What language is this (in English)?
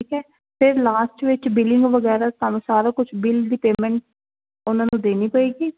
Punjabi